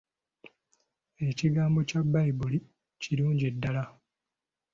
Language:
Ganda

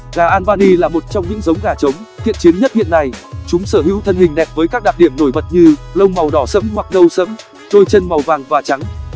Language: Vietnamese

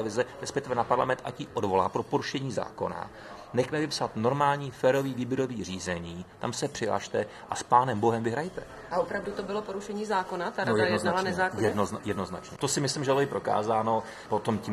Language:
Czech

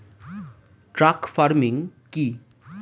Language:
Bangla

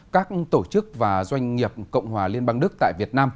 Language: Vietnamese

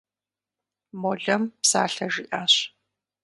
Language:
Kabardian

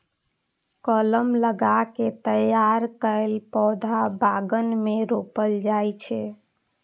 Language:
Maithili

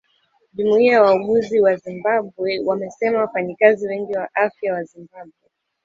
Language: Swahili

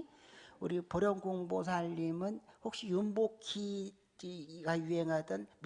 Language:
Korean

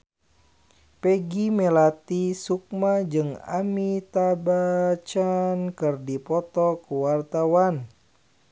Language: Sundanese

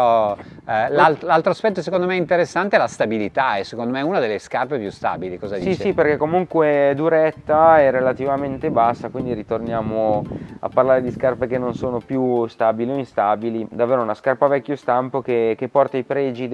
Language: Italian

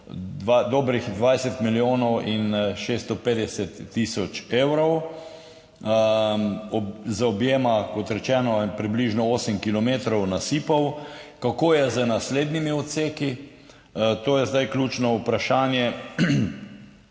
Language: Slovenian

